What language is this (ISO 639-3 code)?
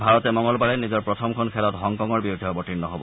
asm